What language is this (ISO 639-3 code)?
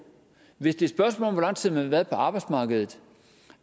dan